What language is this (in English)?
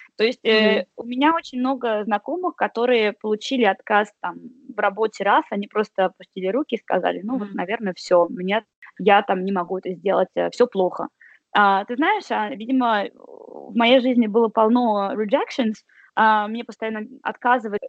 Russian